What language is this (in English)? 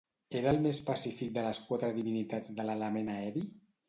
Catalan